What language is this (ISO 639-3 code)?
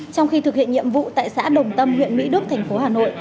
vie